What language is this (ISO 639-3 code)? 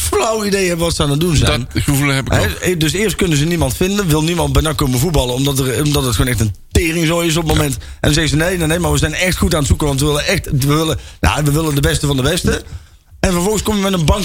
nld